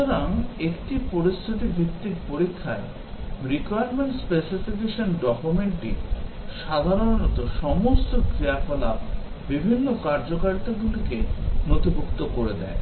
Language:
Bangla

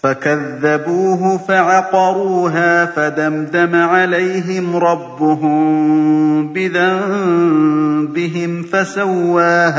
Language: Arabic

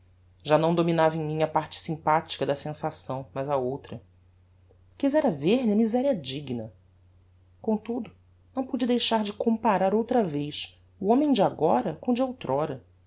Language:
Portuguese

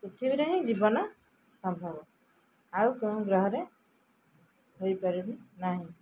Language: Odia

